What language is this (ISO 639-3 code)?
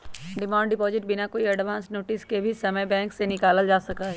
mag